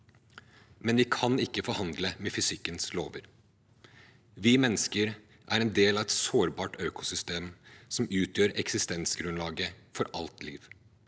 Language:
Norwegian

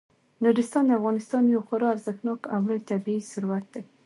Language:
Pashto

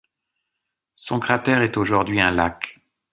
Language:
French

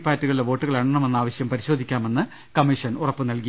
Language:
Malayalam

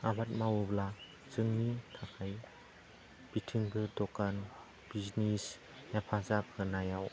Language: Bodo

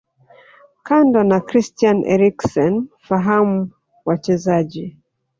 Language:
Swahili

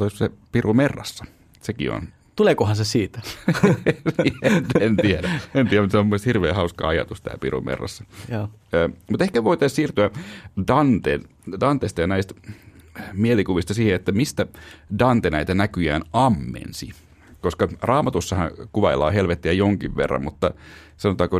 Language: Finnish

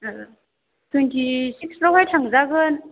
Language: Bodo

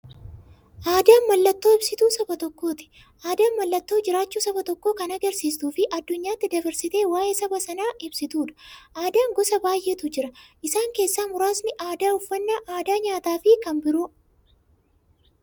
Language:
Oromo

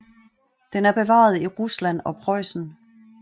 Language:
Danish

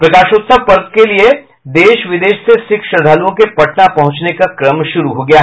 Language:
Hindi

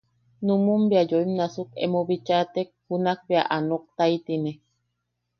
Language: Yaqui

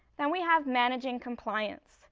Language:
English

